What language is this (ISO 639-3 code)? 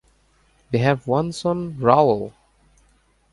eng